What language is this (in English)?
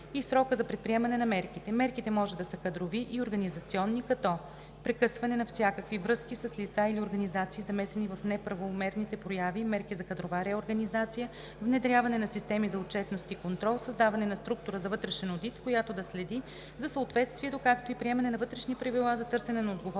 Bulgarian